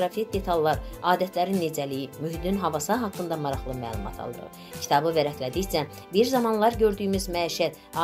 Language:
Turkish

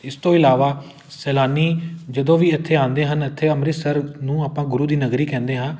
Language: Punjabi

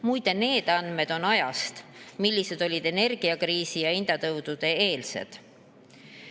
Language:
Estonian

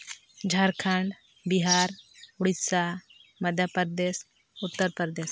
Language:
Santali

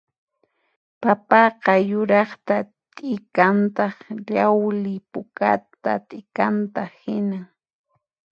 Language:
Puno Quechua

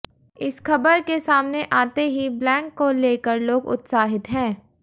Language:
Hindi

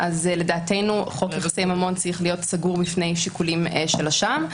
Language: Hebrew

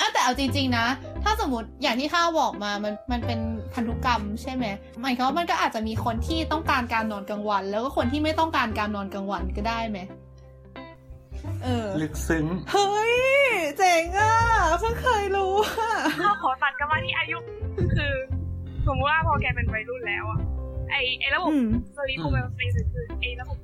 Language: Thai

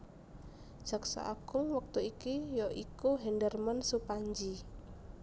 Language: Javanese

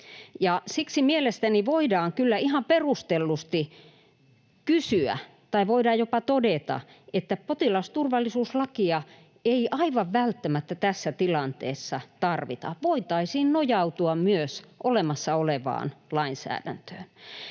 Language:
Finnish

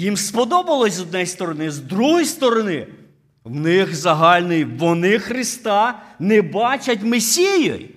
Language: Ukrainian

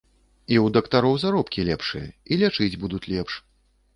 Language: Belarusian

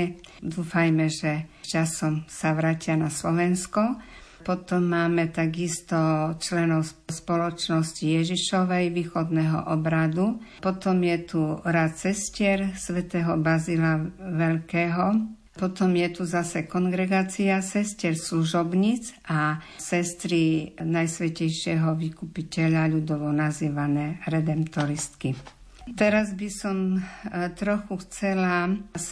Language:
Slovak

